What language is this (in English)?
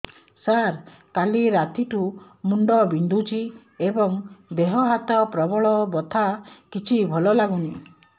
Odia